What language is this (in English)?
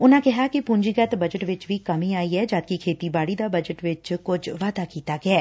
Punjabi